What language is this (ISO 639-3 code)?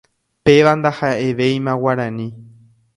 grn